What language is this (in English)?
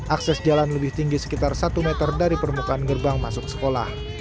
Indonesian